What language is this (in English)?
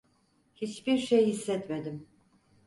Turkish